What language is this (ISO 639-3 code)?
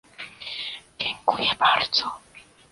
pol